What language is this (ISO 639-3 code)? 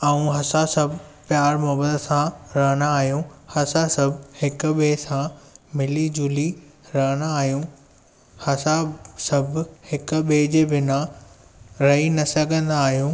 snd